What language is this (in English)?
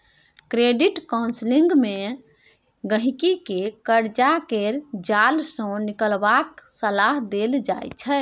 Maithili